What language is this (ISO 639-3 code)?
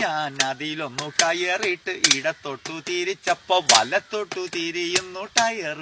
tha